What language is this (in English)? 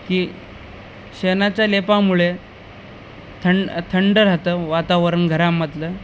Marathi